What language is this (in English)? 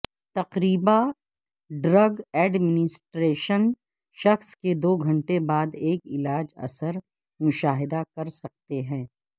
Urdu